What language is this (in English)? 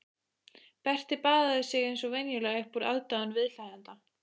Icelandic